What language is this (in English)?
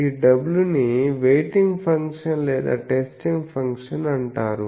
Telugu